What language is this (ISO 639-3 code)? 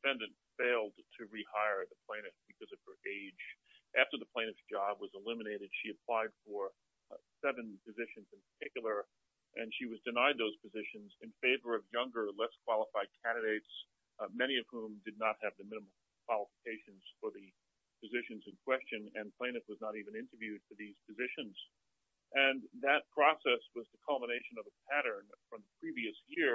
eng